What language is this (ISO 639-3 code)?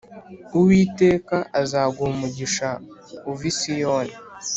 kin